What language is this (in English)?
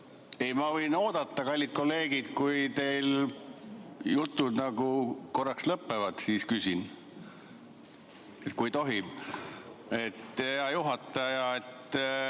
Estonian